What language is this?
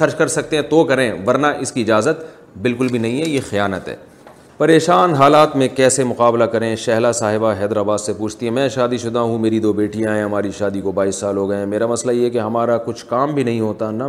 Urdu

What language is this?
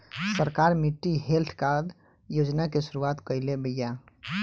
Bhojpuri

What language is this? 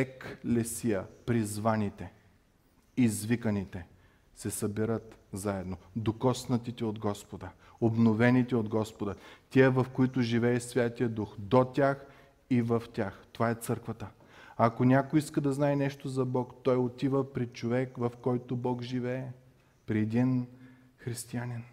Bulgarian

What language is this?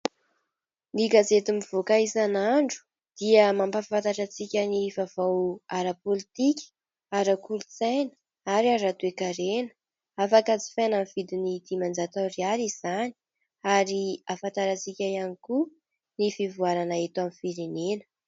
Malagasy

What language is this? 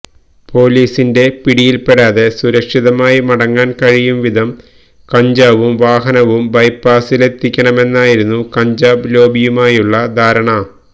Malayalam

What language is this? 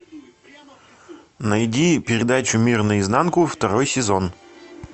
Russian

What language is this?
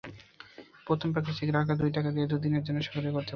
Bangla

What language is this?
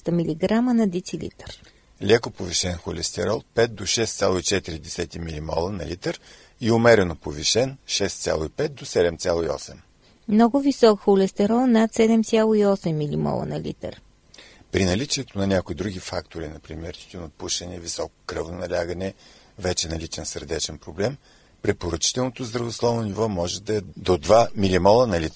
Bulgarian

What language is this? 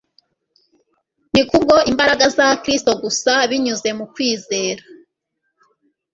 Kinyarwanda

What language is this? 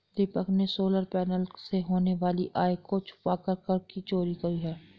Hindi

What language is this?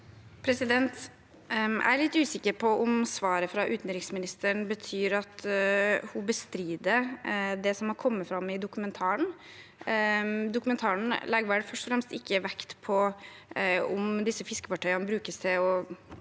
Norwegian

